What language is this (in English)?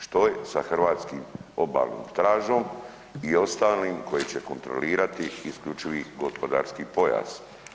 Croatian